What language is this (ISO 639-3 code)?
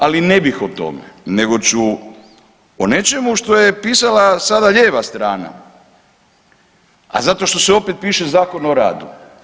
hrv